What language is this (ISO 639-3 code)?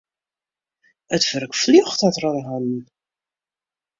fry